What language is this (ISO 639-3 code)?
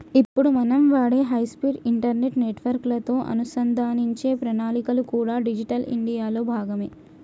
tel